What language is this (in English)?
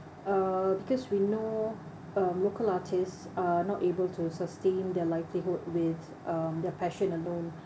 English